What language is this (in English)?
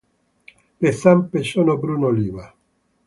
Italian